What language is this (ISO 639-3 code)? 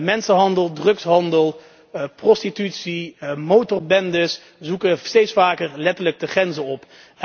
nld